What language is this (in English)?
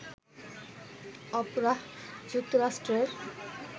Bangla